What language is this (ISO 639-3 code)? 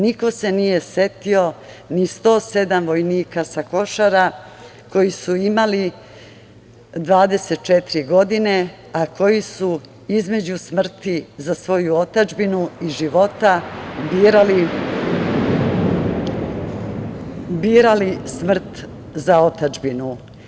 srp